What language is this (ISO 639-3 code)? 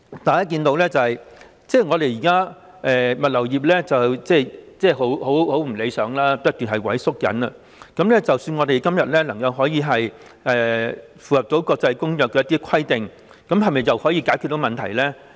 yue